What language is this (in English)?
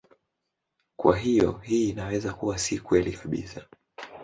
Swahili